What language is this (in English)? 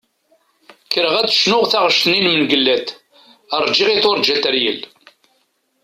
Kabyle